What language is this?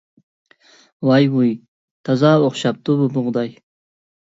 Uyghur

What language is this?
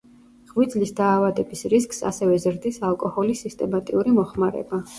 Georgian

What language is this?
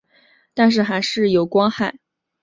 Chinese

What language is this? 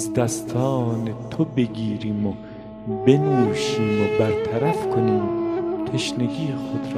Persian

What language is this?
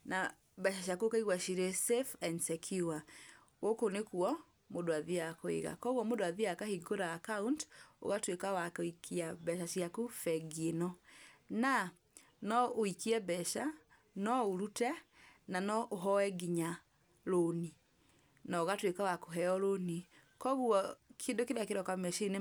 Kikuyu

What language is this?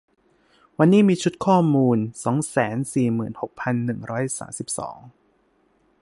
Thai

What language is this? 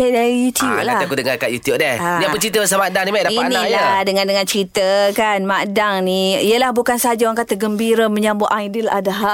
Malay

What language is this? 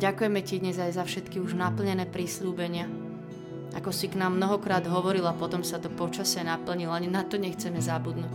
Slovak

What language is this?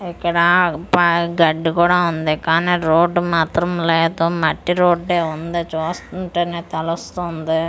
Telugu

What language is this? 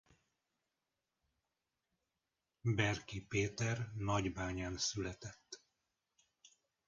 Hungarian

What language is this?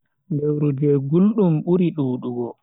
Bagirmi Fulfulde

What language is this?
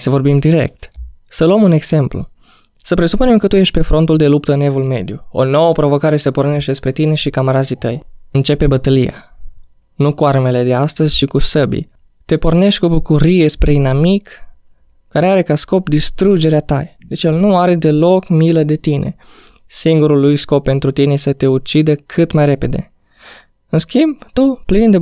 Romanian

